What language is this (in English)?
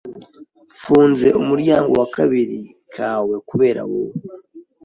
Kinyarwanda